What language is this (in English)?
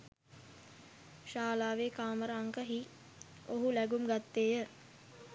Sinhala